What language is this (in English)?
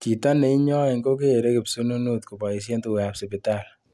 Kalenjin